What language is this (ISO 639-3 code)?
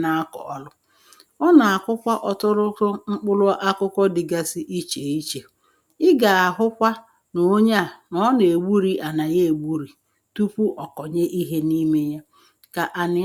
ibo